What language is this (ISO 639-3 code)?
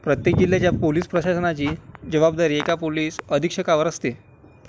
mar